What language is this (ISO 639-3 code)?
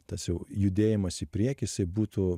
lit